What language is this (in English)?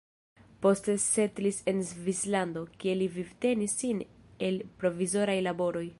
Esperanto